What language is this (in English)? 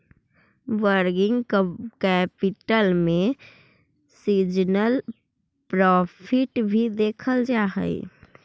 Magahi